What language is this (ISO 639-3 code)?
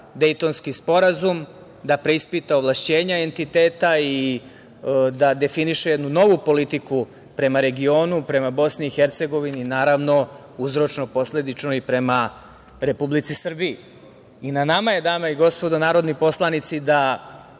srp